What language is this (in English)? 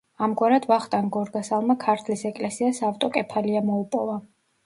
Georgian